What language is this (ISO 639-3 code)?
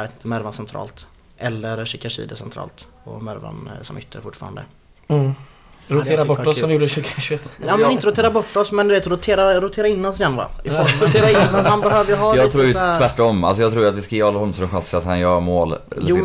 swe